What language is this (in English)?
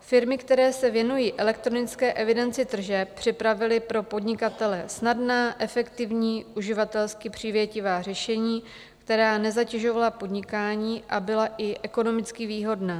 Czech